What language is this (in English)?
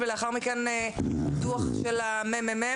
Hebrew